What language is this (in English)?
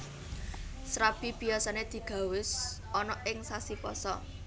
Javanese